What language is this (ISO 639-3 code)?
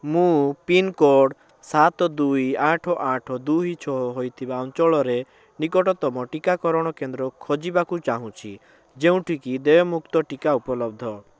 ori